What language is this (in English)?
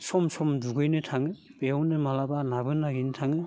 Bodo